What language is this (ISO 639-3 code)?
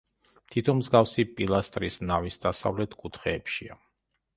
kat